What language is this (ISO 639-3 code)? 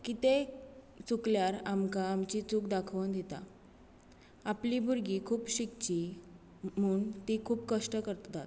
kok